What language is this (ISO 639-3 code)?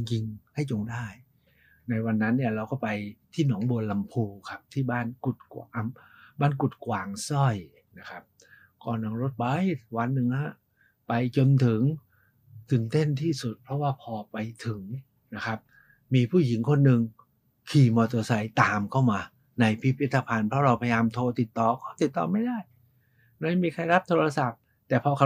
tha